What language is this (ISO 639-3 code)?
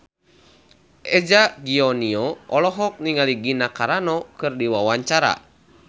sun